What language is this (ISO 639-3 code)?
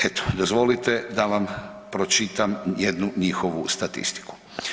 hrv